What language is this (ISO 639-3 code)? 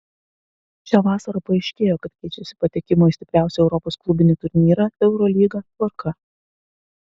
lit